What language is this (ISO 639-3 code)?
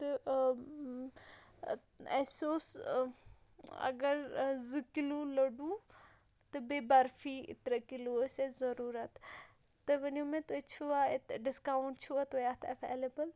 kas